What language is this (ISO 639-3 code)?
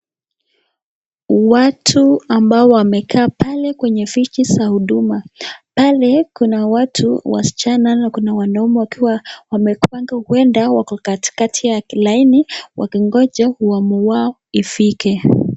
swa